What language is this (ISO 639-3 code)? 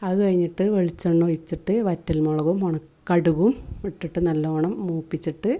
mal